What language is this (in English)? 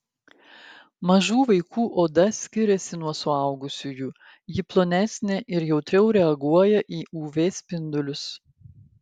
Lithuanian